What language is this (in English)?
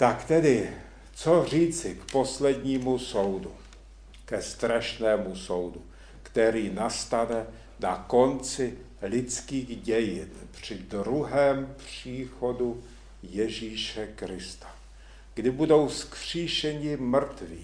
Czech